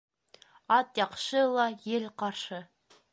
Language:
Bashkir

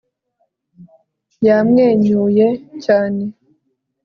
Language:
Kinyarwanda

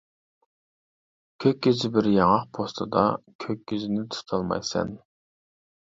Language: Uyghur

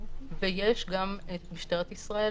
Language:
Hebrew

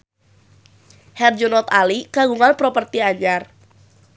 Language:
Sundanese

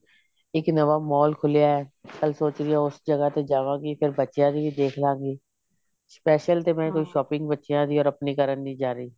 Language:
Punjabi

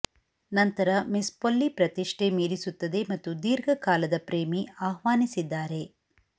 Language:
Kannada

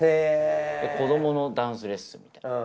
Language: Japanese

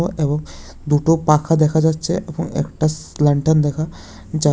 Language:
Bangla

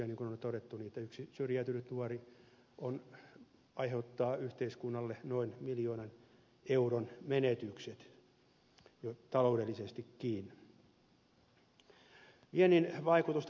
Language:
Finnish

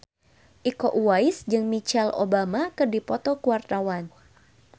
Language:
Sundanese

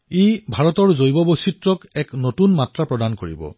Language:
Assamese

